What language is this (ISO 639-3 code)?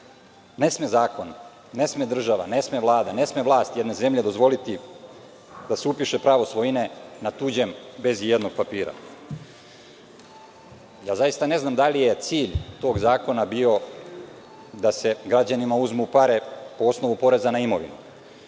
srp